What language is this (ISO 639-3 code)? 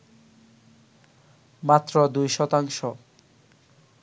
ben